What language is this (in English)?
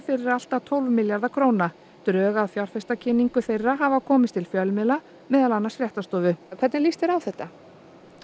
Icelandic